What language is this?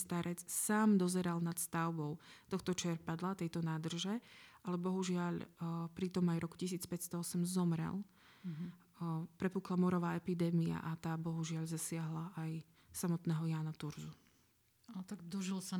Slovak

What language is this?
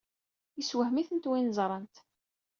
Kabyle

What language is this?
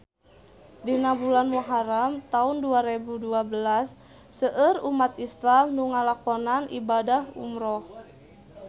Sundanese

